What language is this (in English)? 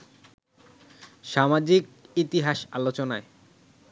Bangla